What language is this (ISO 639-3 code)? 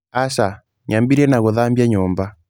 kik